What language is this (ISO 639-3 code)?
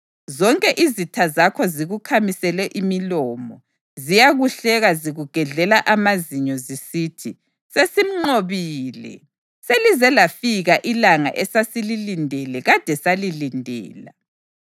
nde